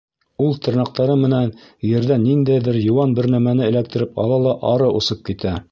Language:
Bashkir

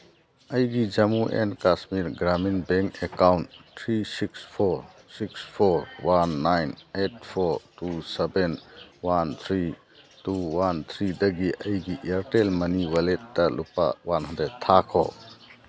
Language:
Manipuri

